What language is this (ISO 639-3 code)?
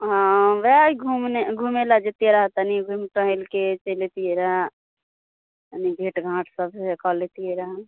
mai